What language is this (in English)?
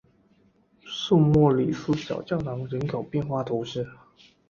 Chinese